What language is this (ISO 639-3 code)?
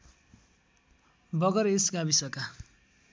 nep